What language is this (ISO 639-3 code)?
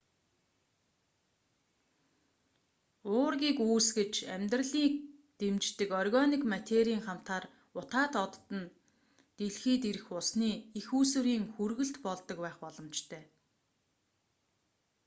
mon